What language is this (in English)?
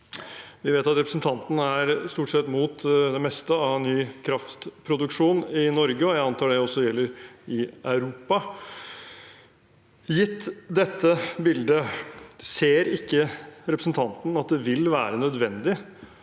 Norwegian